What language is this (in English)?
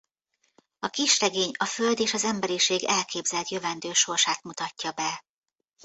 Hungarian